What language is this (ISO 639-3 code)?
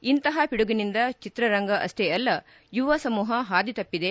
kan